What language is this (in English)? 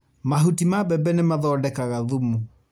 Kikuyu